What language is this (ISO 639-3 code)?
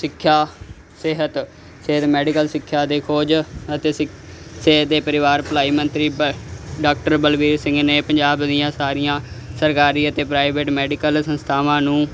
pan